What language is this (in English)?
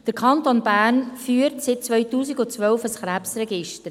Swiss German